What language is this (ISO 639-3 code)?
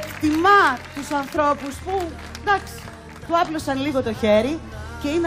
ell